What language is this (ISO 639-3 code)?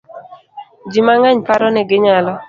luo